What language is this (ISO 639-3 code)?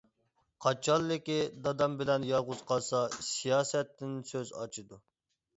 uig